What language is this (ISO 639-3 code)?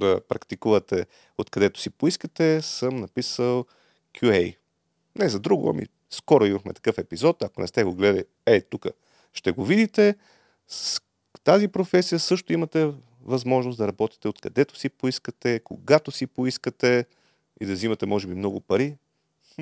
bul